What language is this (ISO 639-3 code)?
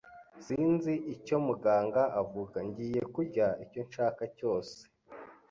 kin